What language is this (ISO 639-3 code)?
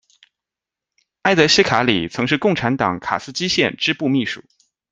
zho